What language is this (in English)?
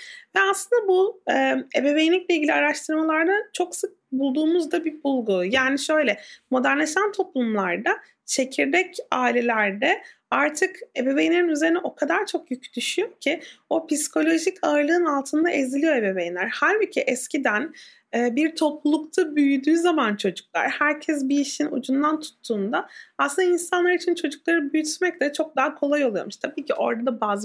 Turkish